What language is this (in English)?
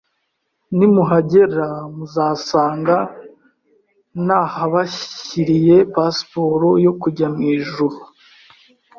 Kinyarwanda